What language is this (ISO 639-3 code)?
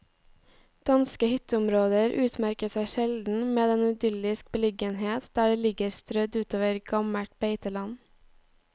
nor